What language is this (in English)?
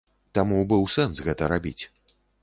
Belarusian